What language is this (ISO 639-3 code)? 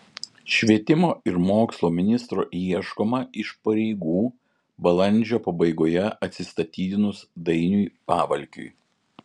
lit